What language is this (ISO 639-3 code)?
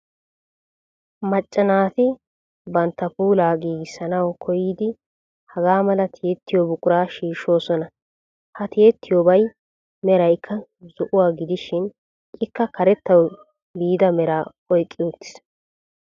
wal